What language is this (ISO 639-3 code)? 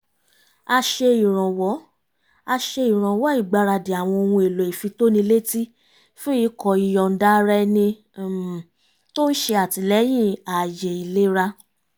yor